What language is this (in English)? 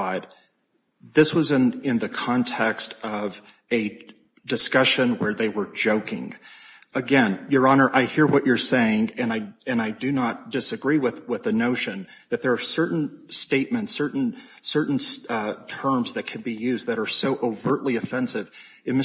English